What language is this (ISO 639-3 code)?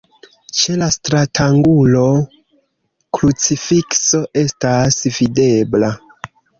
epo